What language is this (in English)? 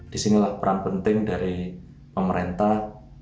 Indonesian